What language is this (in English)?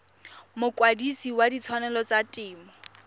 Tswana